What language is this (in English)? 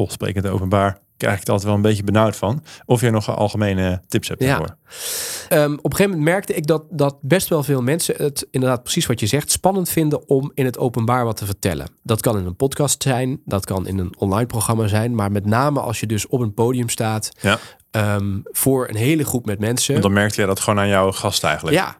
Dutch